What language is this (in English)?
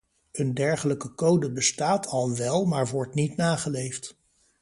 Dutch